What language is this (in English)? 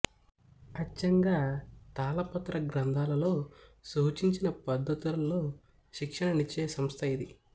Telugu